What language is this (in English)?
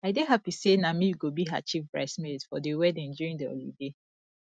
Nigerian Pidgin